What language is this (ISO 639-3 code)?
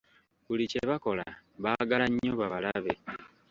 lug